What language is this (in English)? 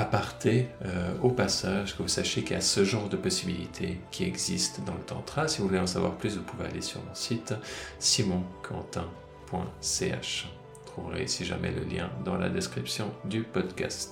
French